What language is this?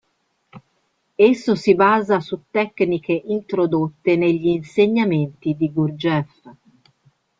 Italian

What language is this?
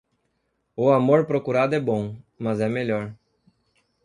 Portuguese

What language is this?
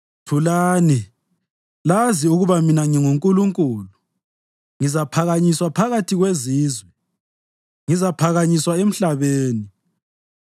North Ndebele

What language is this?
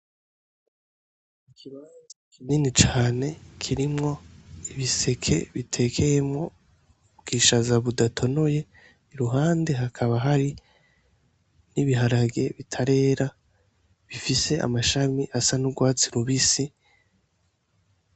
Rundi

